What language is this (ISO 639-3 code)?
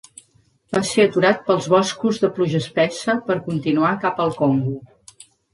cat